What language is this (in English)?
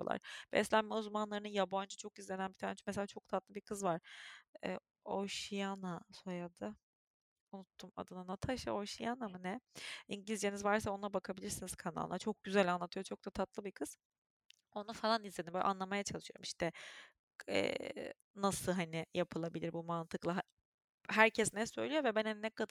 Turkish